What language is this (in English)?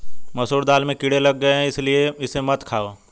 Hindi